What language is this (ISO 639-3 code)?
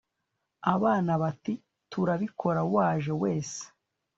kin